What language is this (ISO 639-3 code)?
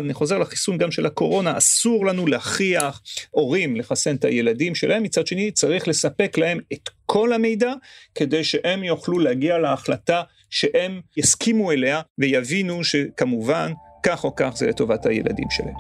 heb